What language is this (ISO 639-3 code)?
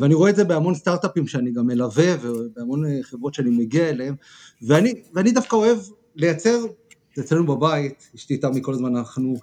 heb